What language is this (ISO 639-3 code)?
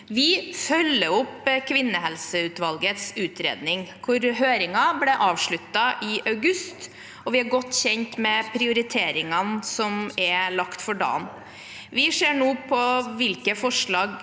nor